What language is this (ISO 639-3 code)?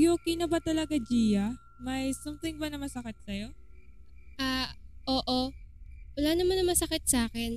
fil